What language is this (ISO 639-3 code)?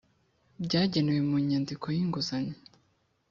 kin